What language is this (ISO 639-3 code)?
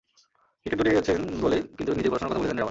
ben